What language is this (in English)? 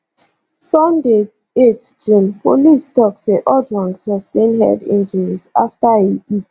Nigerian Pidgin